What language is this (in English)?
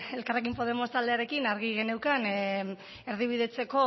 Basque